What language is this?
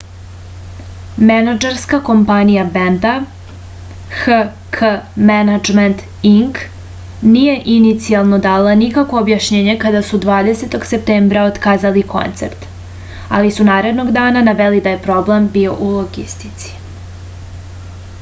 Serbian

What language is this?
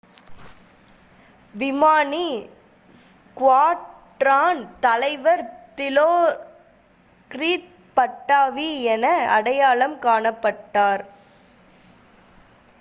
Tamil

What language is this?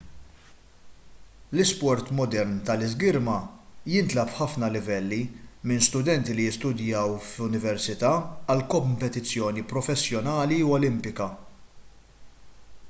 Maltese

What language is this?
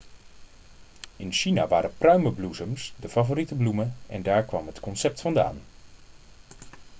Dutch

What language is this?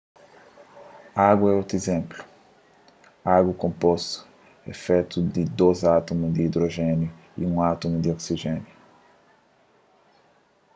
Kabuverdianu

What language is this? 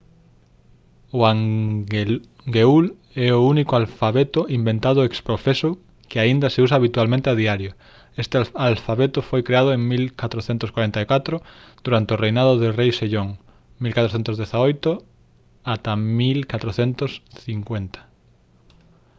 Galician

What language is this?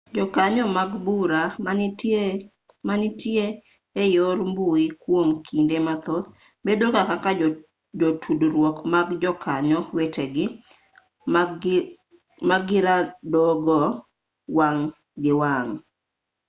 Luo (Kenya and Tanzania)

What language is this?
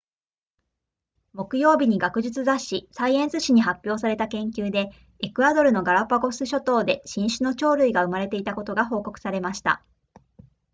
Japanese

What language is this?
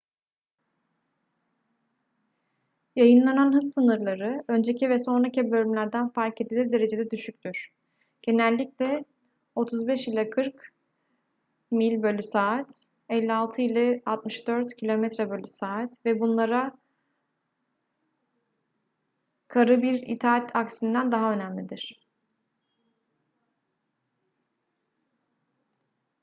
Turkish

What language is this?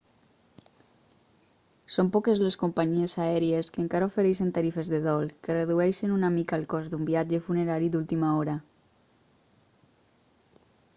Catalan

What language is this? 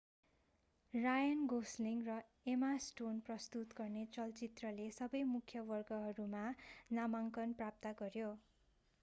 Nepali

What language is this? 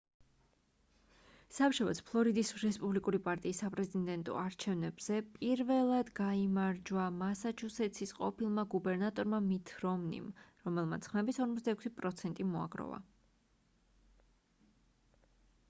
Georgian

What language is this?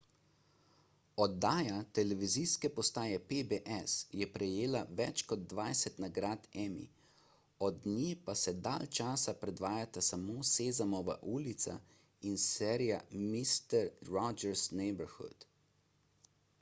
Slovenian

